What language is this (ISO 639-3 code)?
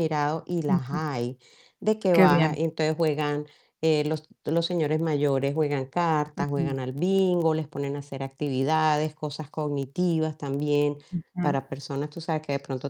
spa